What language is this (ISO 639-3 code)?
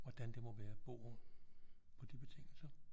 dan